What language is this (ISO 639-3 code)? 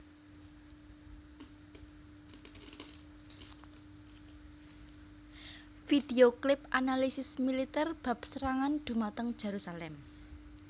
jav